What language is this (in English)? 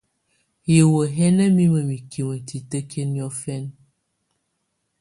Tunen